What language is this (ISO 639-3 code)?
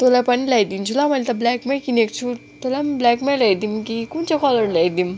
nep